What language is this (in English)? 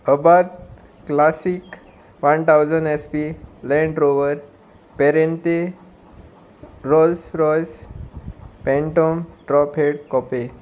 Konkani